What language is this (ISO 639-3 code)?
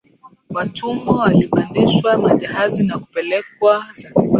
swa